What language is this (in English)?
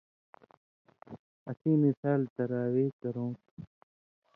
Indus Kohistani